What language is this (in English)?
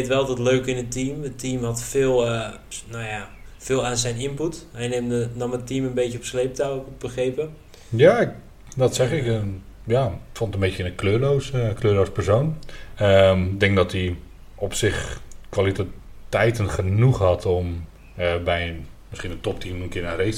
Dutch